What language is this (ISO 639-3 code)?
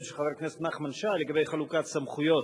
heb